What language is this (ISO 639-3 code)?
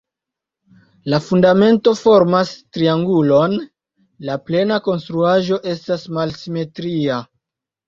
epo